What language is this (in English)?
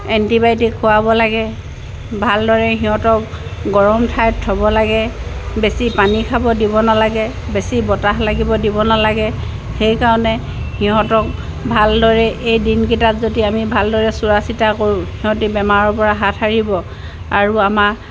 Assamese